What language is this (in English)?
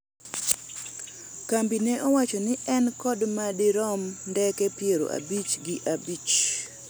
Luo (Kenya and Tanzania)